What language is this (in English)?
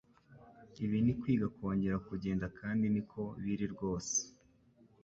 Kinyarwanda